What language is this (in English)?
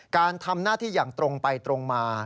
Thai